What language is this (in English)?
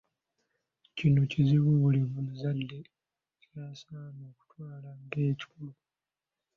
Ganda